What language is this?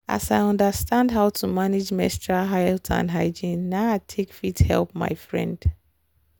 Nigerian Pidgin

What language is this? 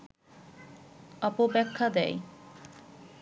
Bangla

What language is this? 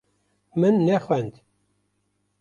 Kurdish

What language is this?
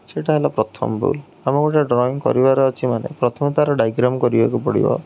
Odia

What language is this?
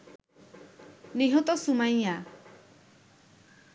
Bangla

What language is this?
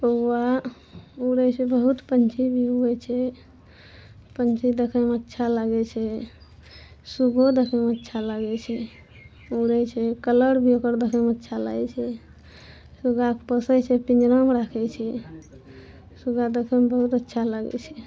Maithili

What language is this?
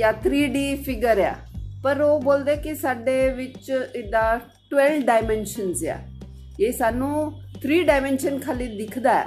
Punjabi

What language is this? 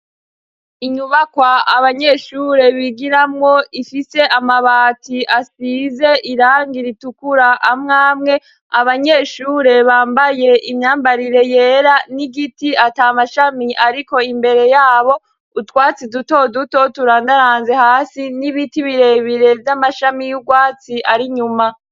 Rundi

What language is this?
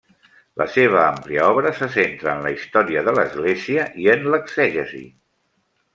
Catalan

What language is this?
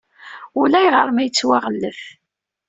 Kabyle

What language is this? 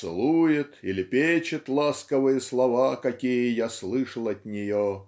Russian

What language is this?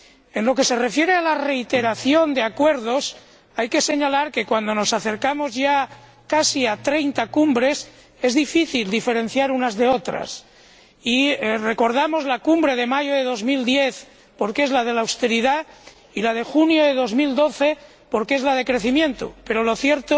Spanish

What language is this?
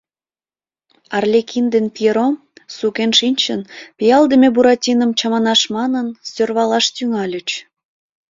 Mari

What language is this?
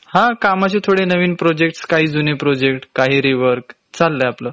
Marathi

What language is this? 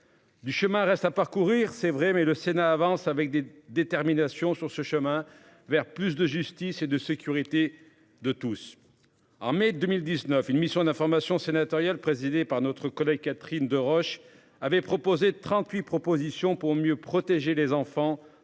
French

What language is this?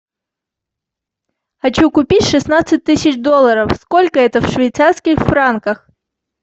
Russian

